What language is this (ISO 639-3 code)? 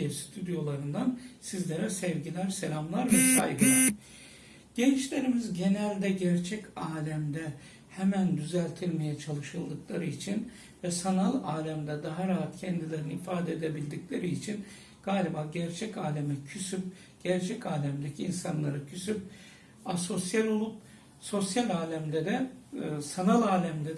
tur